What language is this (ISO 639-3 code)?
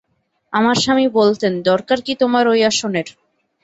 ben